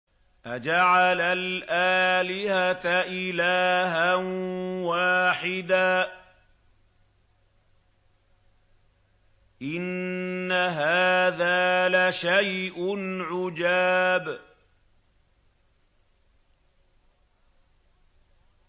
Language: Arabic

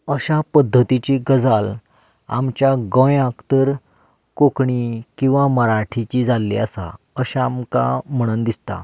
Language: Konkani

